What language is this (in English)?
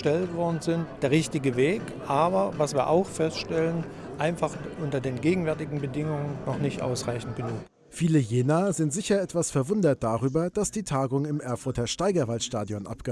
German